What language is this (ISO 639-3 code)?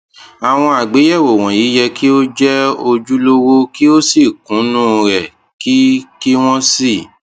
yor